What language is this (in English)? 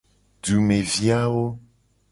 Gen